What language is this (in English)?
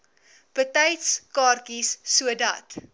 Afrikaans